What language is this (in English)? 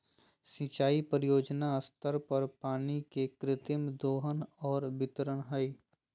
Magahi